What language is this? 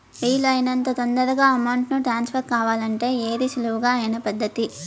Telugu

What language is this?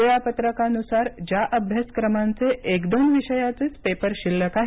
Marathi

